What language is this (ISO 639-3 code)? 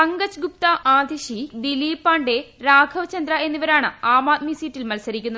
mal